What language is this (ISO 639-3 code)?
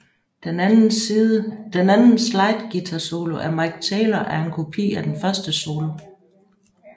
dan